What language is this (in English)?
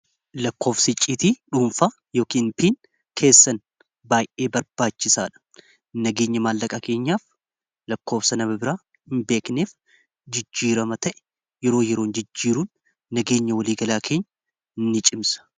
Oromo